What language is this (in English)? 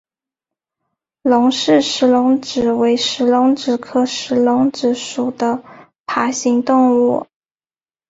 Chinese